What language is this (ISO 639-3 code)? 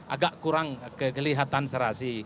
ind